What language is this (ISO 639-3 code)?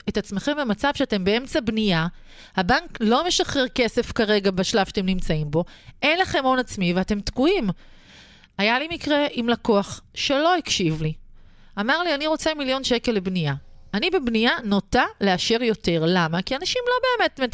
heb